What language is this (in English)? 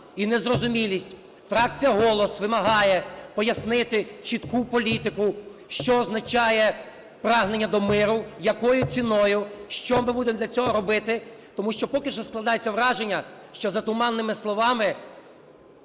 Ukrainian